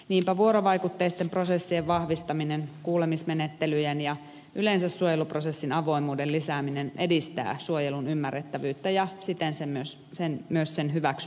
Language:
Finnish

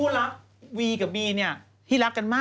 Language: Thai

